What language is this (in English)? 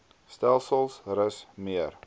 Afrikaans